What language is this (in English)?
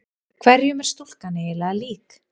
Icelandic